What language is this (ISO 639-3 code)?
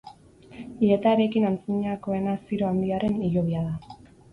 eus